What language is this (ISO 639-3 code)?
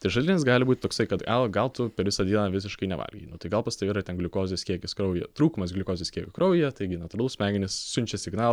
lit